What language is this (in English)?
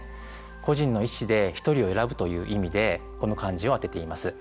Japanese